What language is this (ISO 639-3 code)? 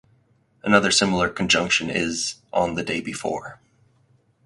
eng